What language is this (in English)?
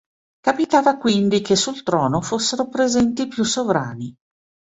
Italian